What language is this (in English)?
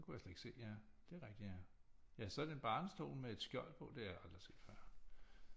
Danish